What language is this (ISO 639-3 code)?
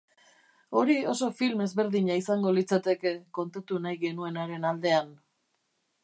eus